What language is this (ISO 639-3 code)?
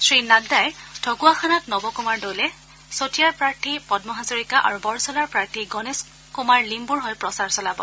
asm